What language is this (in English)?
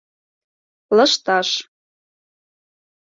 Mari